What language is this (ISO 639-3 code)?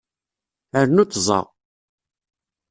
kab